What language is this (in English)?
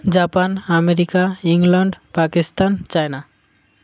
Odia